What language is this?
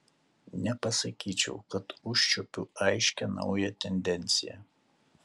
Lithuanian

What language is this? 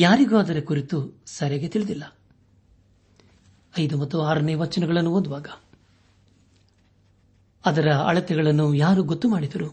Kannada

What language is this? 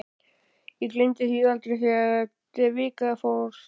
Icelandic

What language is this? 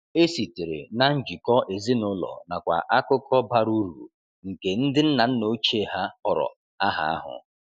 Igbo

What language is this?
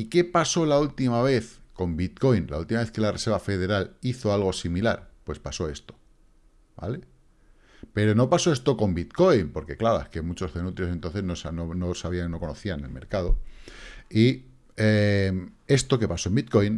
Spanish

